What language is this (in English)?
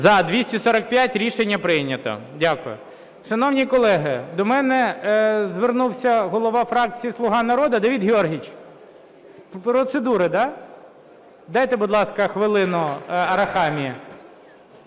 Ukrainian